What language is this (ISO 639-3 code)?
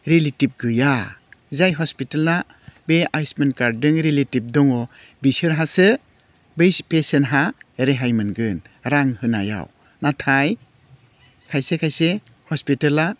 brx